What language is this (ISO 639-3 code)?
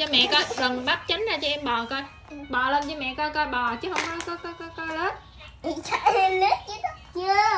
vie